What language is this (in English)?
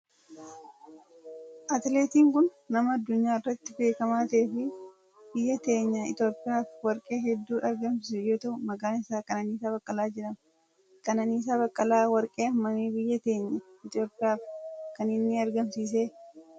Oromo